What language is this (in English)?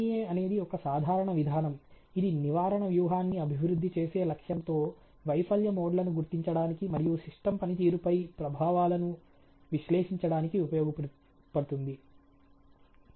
Telugu